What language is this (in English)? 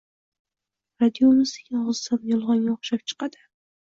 Uzbek